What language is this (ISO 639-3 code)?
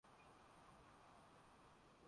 swa